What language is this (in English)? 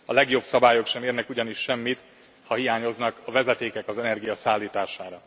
Hungarian